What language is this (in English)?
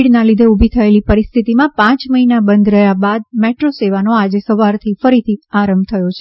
Gujarati